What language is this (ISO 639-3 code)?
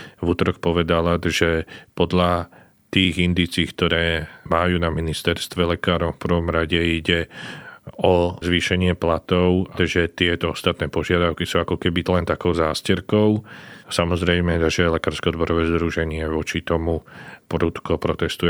slk